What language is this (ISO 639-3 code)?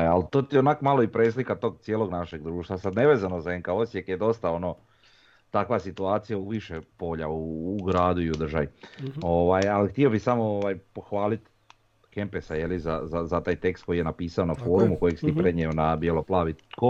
hrv